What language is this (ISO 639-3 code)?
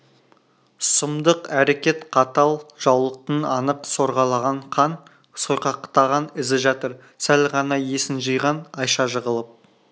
kaz